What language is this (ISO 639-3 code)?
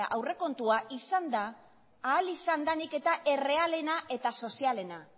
eus